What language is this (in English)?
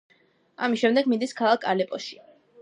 Georgian